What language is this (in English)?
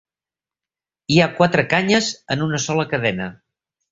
Catalan